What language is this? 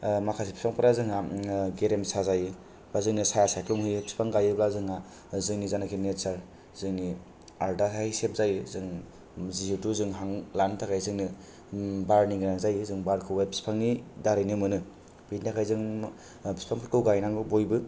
Bodo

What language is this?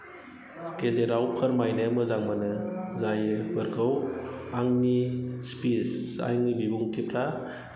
Bodo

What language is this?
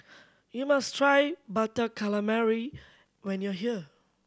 English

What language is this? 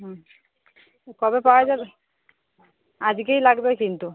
Bangla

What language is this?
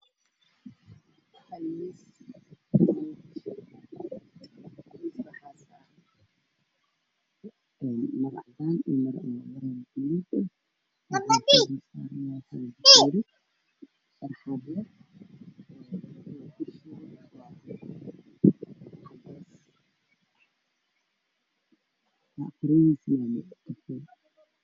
Somali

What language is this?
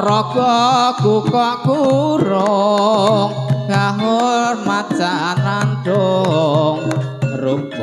Indonesian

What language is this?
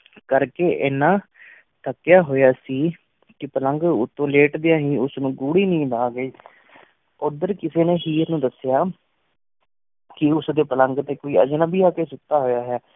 Punjabi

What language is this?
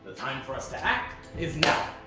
English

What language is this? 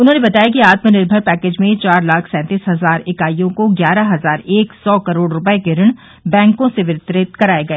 Hindi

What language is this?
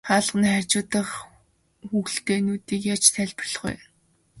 Mongolian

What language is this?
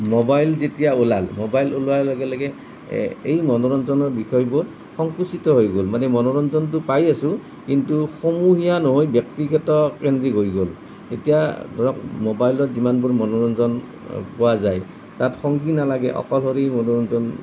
Assamese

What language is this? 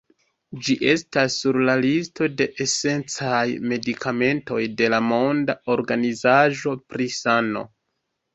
Esperanto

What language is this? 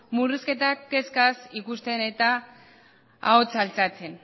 Basque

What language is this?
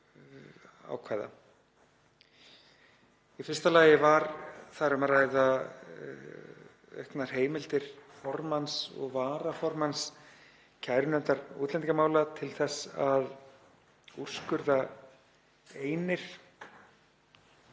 Icelandic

